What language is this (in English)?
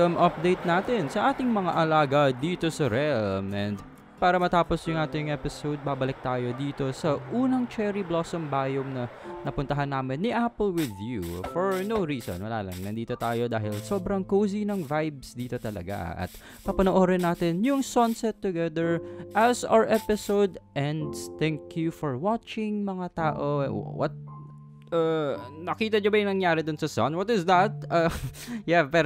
Filipino